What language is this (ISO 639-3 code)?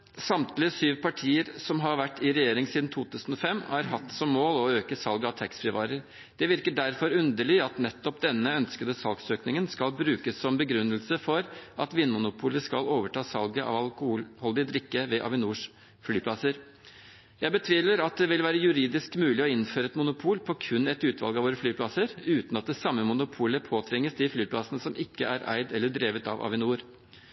nob